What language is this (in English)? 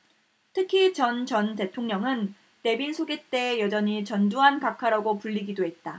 Korean